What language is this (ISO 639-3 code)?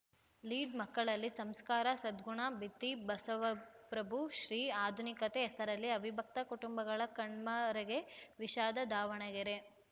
kan